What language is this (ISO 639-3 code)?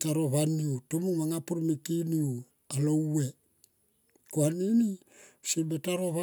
tqp